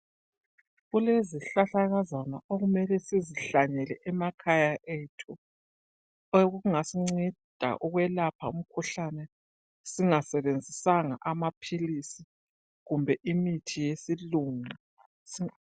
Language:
North Ndebele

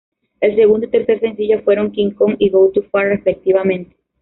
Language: Spanish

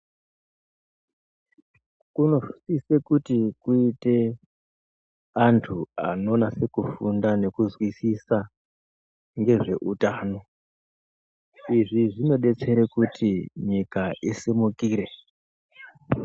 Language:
Ndau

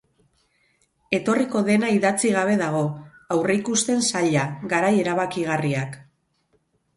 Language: Basque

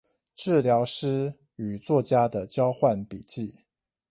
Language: Chinese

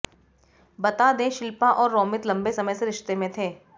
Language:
Hindi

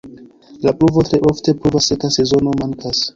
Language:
Esperanto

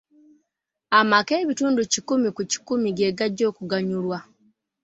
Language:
Ganda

